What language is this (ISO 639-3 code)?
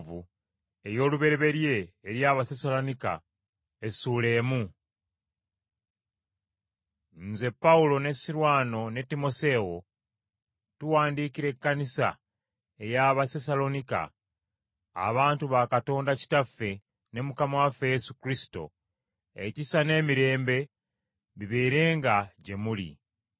lug